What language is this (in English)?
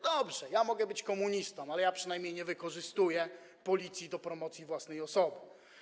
Polish